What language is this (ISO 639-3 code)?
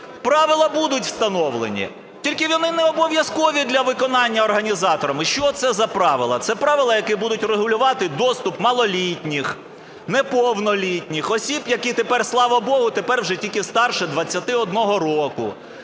ukr